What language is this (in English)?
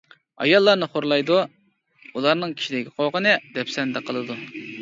Uyghur